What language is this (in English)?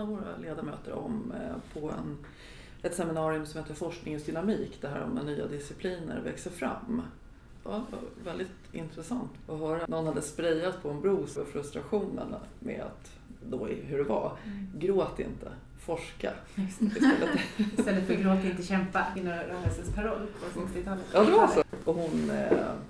Swedish